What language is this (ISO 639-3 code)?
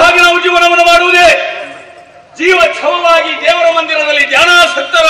ara